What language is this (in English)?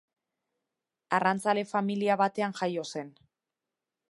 Basque